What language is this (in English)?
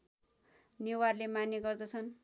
Nepali